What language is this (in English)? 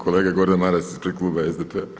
Croatian